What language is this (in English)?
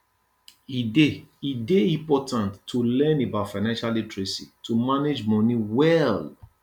Nigerian Pidgin